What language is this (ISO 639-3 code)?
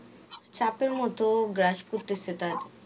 ben